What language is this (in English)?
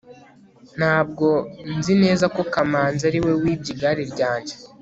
Kinyarwanda